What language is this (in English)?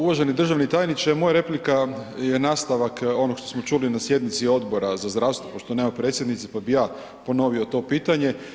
Croatian